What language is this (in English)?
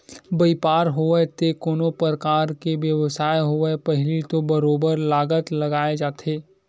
Chhattisgarhi